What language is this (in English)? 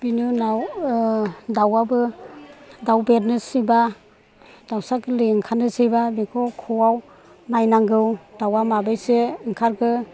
Bodo